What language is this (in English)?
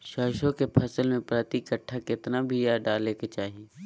Magahi